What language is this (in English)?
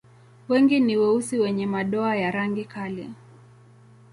Swahili